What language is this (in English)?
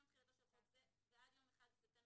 Hebrew